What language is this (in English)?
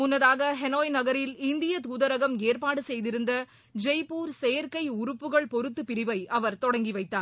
Tamil